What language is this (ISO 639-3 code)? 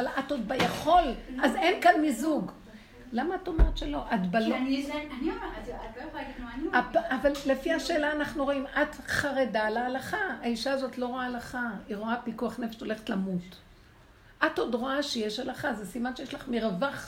heb